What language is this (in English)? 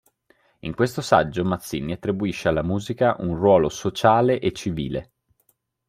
Italian